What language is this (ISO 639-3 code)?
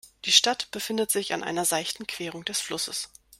deu